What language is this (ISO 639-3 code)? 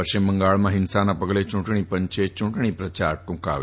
guj